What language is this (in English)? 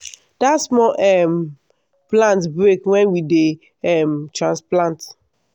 Nigerian Pidgin